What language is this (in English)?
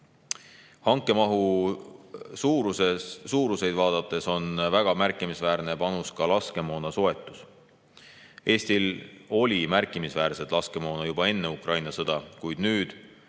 Estonian